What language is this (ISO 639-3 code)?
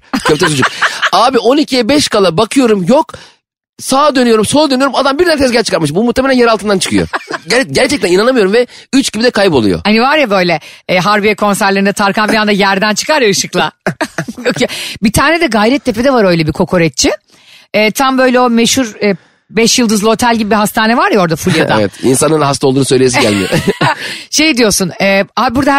tur